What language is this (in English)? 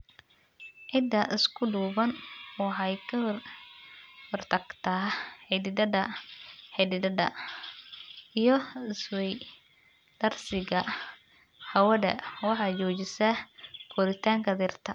Somali